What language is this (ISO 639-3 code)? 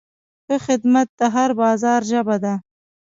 pus